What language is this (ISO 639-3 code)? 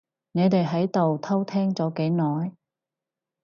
yue